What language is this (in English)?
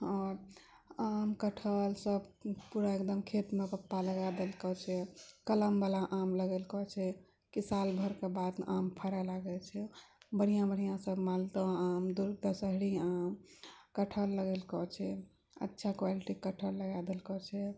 Maithili